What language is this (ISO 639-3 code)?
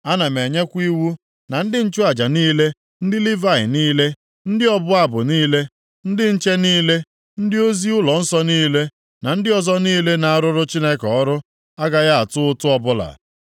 ibo